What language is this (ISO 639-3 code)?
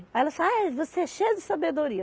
por